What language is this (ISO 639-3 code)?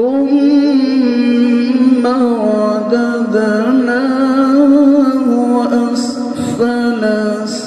tam